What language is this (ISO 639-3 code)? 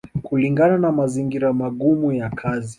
swa